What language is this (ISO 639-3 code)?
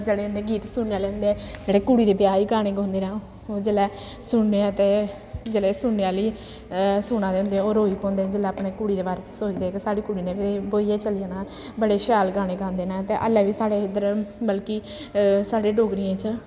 doi